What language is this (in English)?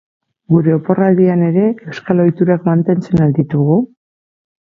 Basque